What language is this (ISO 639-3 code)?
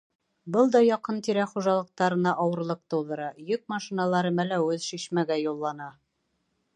bak